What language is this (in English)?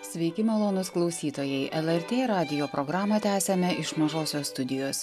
Lithuanian